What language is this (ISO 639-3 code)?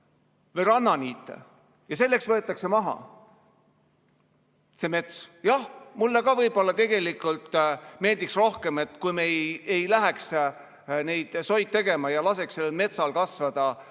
est